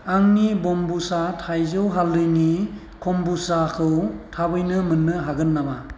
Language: Bodo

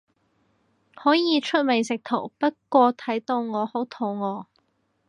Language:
Cantonese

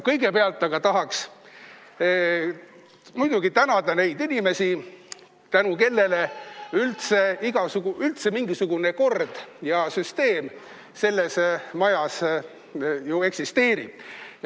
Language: Estonian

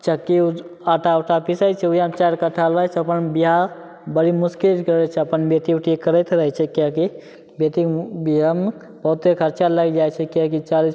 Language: Maithili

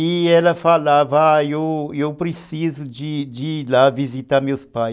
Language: Portuguese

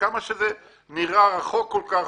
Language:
Hebrew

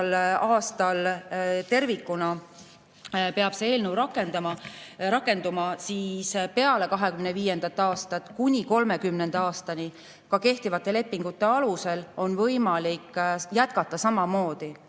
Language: Estonian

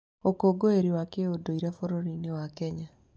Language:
Kikuyu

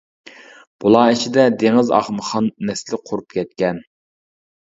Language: Uyghur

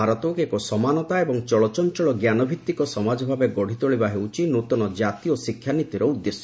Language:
Odia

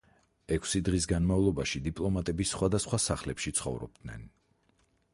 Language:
Georgian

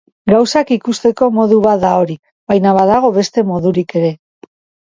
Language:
Basque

